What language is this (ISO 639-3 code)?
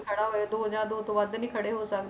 pan